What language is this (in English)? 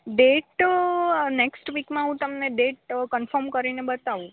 Gujarati